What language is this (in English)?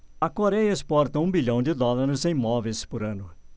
Portuguese